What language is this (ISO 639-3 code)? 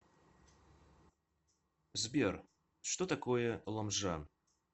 rus